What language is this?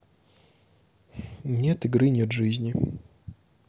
Russian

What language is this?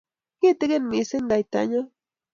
Kalenjin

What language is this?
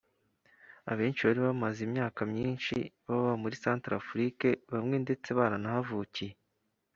Kinyarwanda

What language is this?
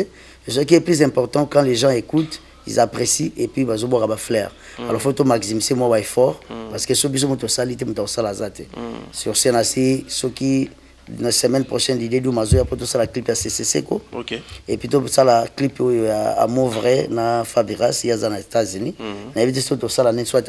French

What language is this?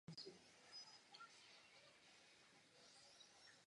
Czech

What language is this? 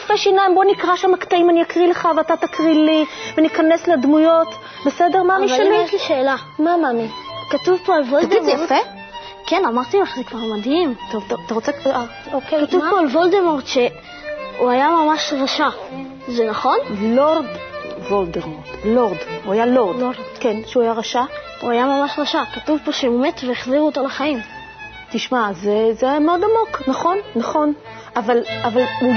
Hebrew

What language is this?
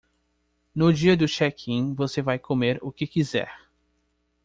Portuguese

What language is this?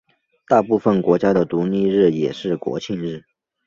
Chinese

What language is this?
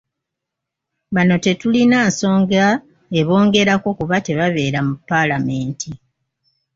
Ganda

